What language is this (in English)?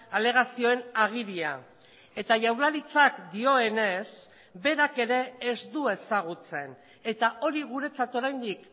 Basque